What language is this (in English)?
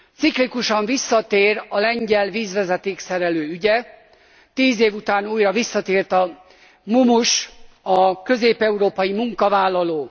Hungarian